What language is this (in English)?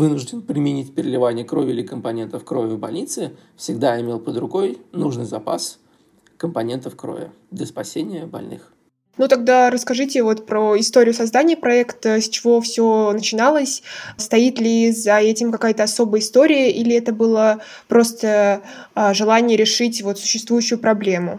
Russian